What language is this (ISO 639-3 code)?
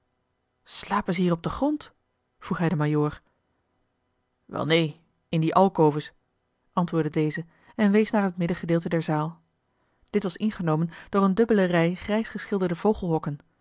nld